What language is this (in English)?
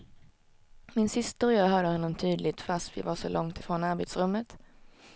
Swedish